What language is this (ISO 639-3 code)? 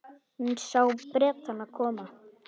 isl